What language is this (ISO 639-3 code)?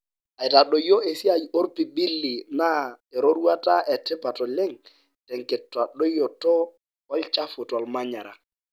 mas